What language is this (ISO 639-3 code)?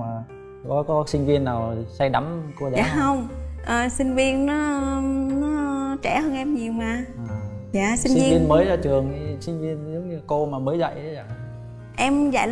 vie